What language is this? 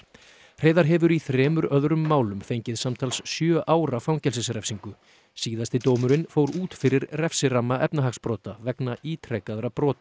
Icelandic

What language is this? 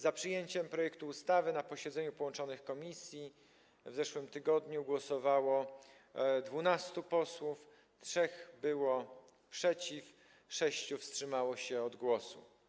Polish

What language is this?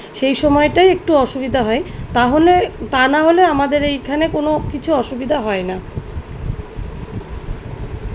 Bangla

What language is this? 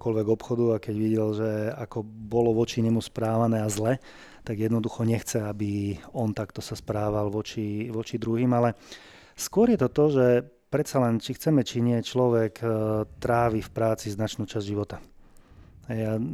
Slovak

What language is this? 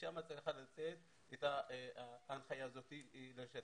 Hebrew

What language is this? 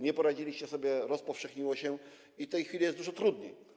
Polish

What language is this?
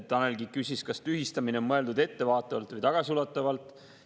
Estonian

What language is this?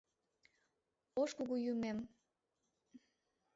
Mari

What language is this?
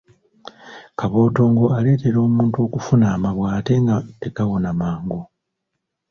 Ganda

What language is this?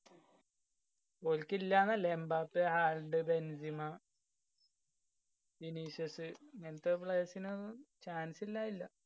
Malayalam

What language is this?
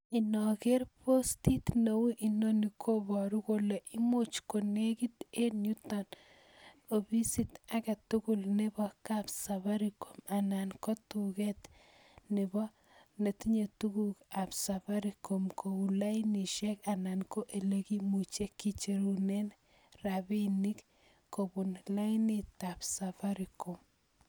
Kalenjin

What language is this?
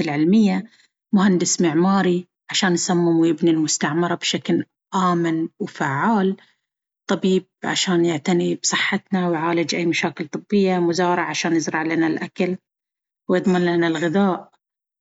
Baharna Arabic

